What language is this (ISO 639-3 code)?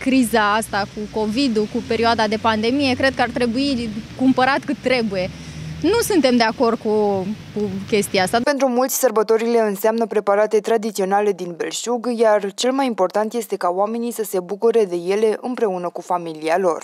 ron